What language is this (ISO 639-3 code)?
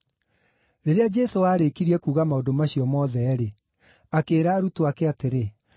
kik